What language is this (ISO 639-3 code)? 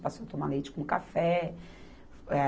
por